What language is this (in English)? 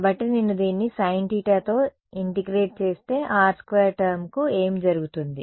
Telugu